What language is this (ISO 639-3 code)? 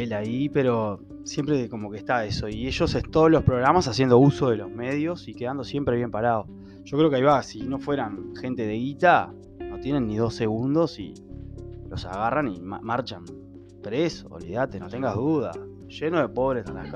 spa